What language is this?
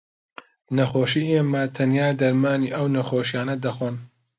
Central Kurdish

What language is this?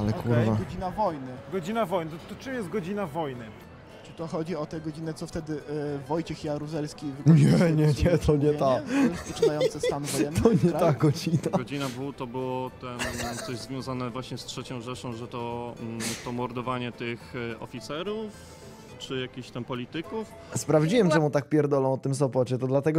Polish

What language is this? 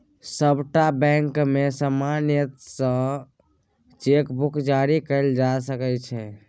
Maithili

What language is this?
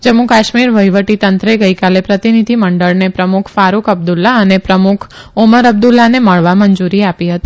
Gujarati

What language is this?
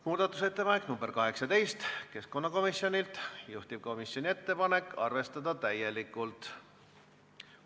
Estonian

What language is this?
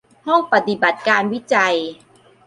Thai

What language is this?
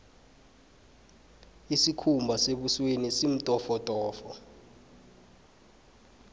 South Ndebele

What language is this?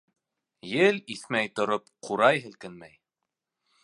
Bashkir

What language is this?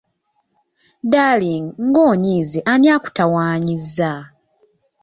Ganda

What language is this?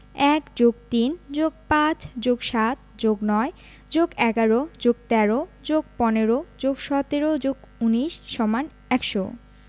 Bangla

